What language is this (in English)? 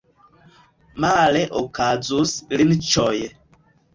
Esperanto